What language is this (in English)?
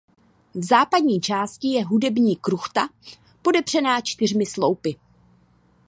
Czech